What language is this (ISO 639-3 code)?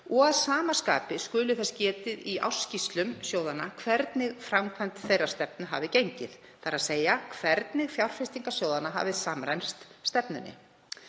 isl